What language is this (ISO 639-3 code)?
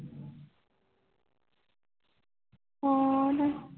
pan